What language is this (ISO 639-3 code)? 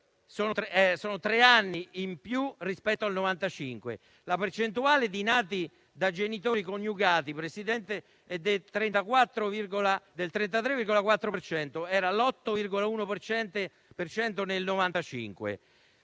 ita